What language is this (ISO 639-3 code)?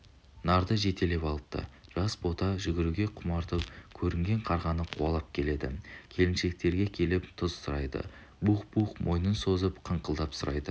kaz